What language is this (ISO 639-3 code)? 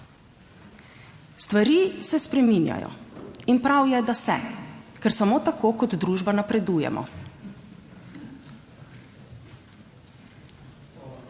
slv